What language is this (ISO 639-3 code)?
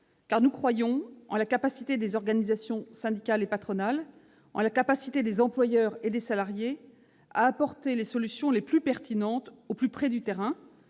fra